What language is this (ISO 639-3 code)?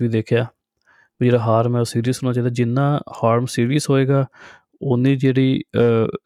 pan